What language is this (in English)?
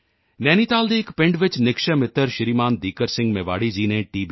Punjabi